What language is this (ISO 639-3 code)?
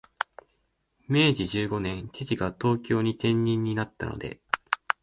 jpn